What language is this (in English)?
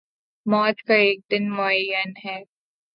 Urdu